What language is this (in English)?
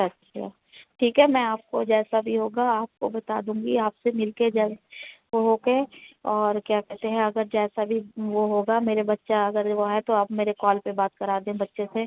Urdu